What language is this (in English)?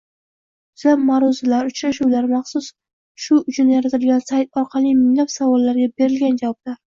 Uzbek